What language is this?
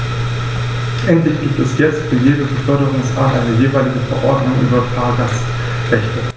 German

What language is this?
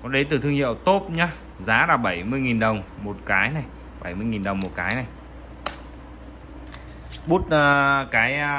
Vietnamese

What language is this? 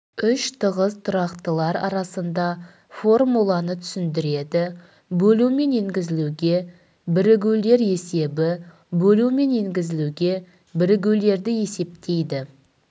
Kazakh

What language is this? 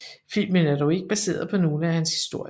Danish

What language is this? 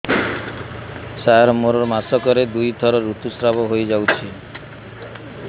Odia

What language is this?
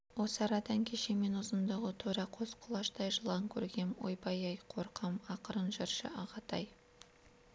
Kazakh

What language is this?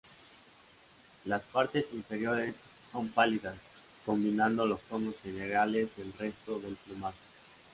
Spanish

